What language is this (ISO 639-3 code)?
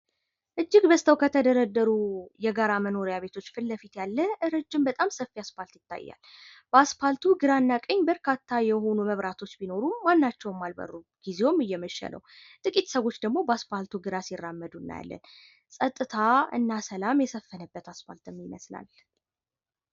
amh